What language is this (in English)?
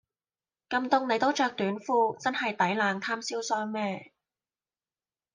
Cantonese